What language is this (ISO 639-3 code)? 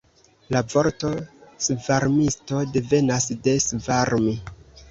epo